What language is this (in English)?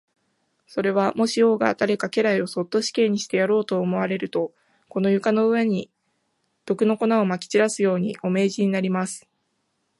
Japanese